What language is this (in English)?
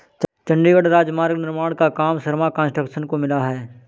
Hindi